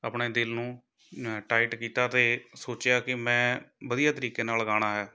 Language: Punjabi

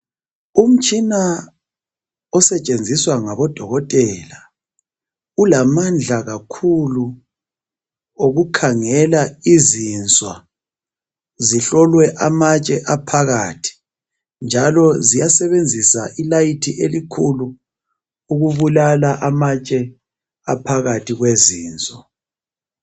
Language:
North Ndebele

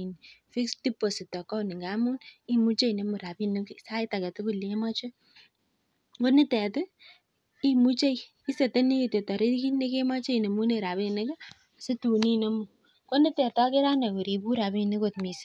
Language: Kalenjin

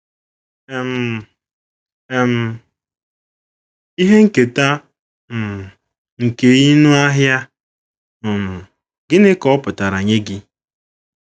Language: Igbo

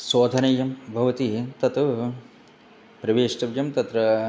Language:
Sanskrit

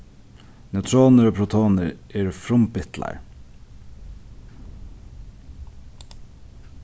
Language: Faroese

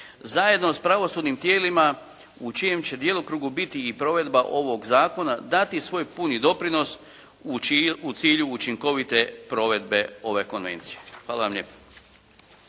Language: Croatian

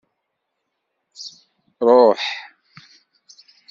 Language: Kabyle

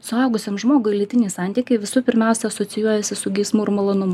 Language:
Lithuanian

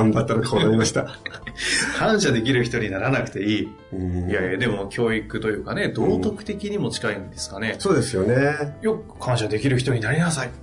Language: Japanese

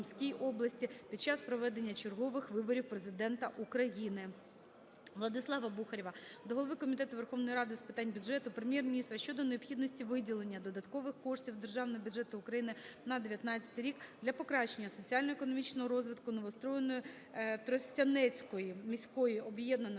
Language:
Ukrainian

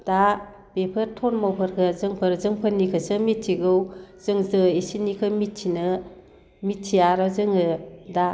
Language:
Bodo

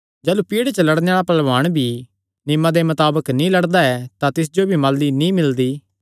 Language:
Kangri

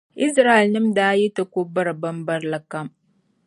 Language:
Dagbani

